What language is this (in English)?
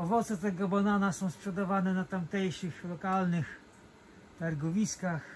Polish